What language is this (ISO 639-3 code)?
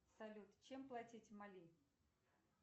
rus